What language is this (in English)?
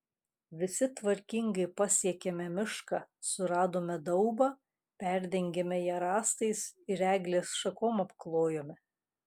Lithuanian